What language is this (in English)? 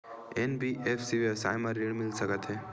Chhattisgarhi